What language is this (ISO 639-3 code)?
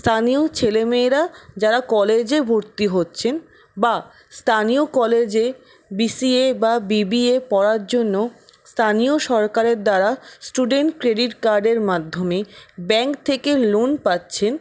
ben